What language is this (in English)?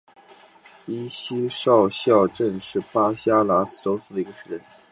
Chinese